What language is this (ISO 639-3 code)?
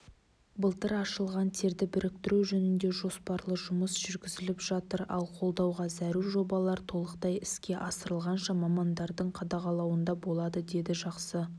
kaz